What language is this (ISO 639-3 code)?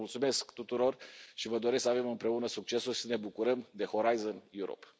ron